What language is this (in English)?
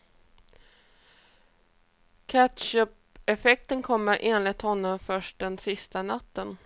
Swedish